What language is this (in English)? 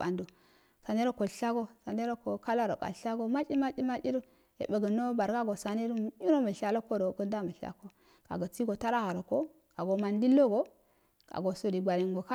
Afade